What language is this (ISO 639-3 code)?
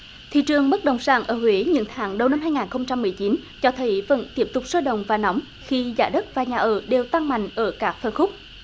vie